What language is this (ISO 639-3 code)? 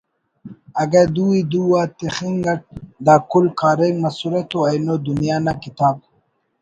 brh